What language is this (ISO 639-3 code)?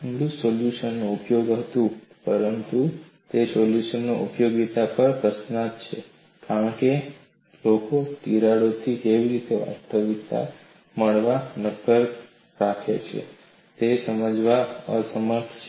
guj